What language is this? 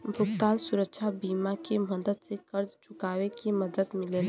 Bhojpuri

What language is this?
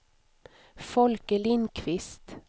Swedish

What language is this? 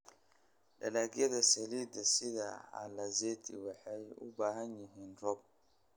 Somali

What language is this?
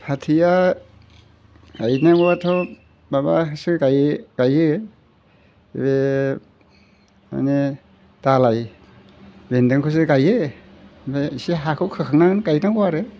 Bodo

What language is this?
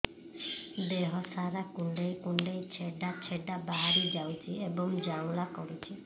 Odia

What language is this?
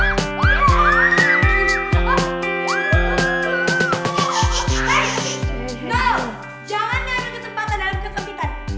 Indonesian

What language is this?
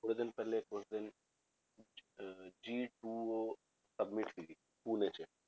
Punjabi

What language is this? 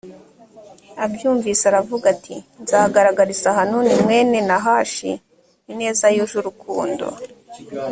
Kinyarwanda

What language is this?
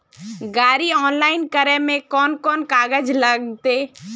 Magahi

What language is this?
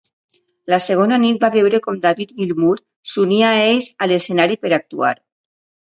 Catalan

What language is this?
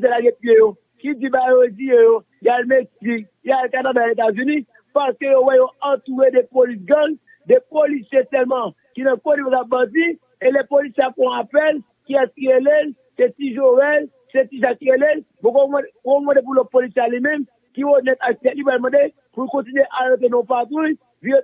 French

